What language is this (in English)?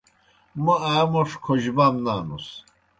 Kohistani Shina